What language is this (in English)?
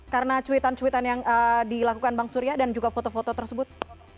Indonesian